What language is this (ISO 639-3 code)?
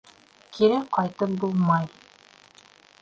bak